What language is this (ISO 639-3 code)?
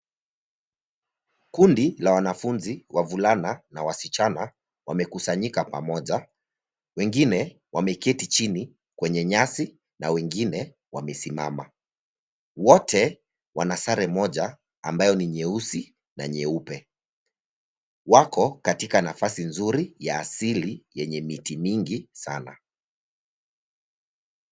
swa